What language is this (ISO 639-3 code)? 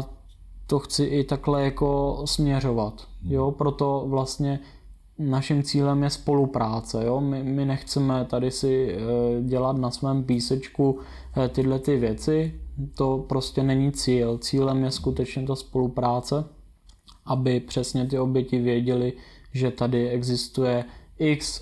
ces